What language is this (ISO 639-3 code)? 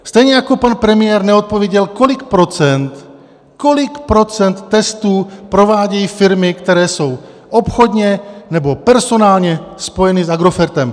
ces